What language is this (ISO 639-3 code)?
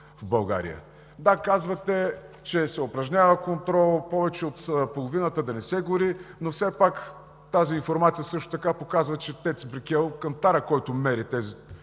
bul